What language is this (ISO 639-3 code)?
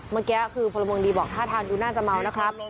tha